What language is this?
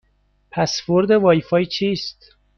Persian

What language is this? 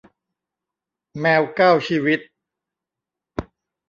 Thai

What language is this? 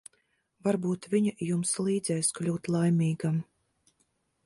Latvian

